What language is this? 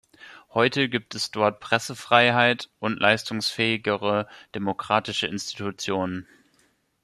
German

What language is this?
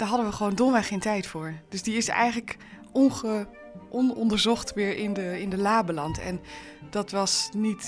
Dutch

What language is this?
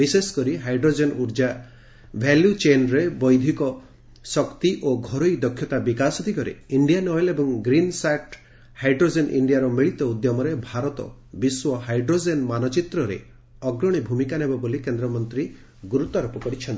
Odia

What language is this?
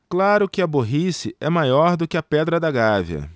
Portuguese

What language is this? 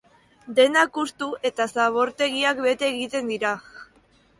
Basque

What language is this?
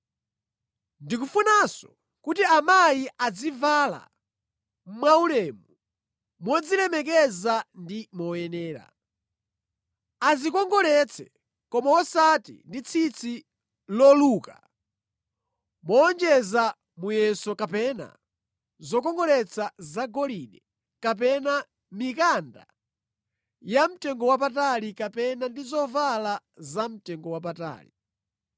Nyanja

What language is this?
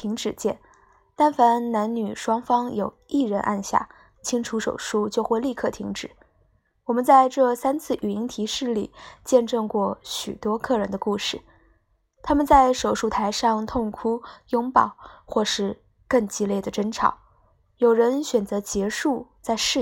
Chinese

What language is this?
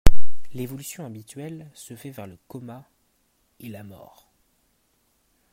French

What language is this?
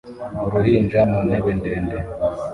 Kinyarwanda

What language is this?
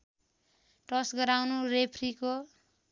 Nepali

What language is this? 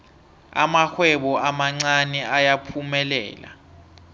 South Ndebele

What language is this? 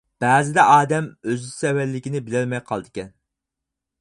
Uyghur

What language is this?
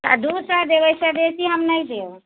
Maithili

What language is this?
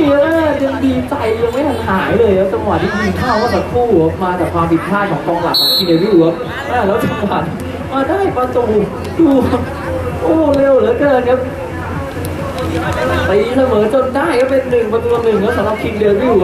Thai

